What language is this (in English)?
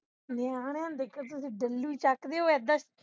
Punjabi